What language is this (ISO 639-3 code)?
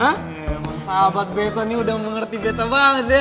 ind